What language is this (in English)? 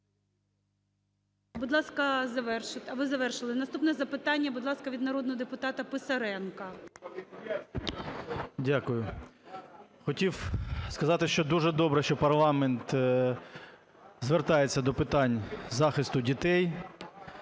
Ukrainian